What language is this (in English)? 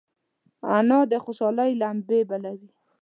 Pashto